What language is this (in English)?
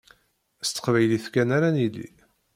Kabyle